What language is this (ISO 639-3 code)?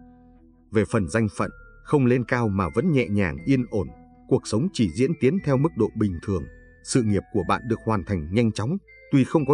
vie